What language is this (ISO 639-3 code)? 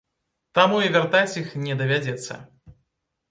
bel